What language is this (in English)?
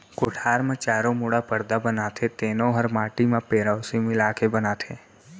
Chhattisgarhi